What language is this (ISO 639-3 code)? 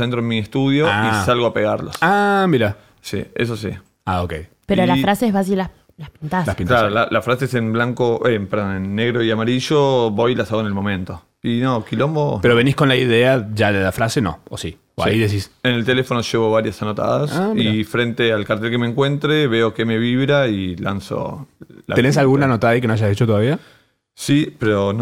spa